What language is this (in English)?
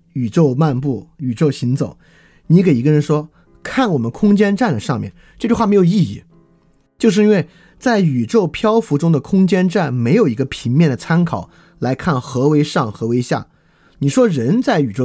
Chinese